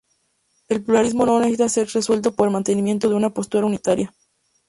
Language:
Spanish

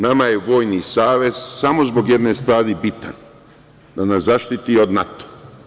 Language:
Serbian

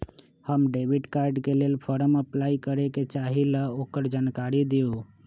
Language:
Magahi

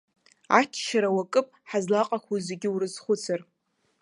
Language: Abkhazian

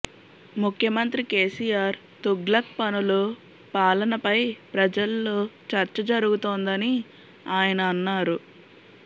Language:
Telugu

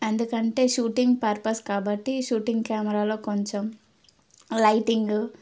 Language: Telugu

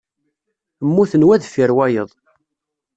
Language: Kabyle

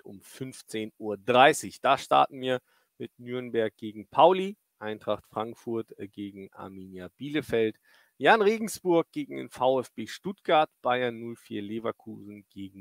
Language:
German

